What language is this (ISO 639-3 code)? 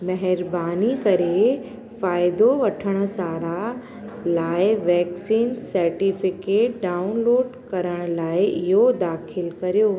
snd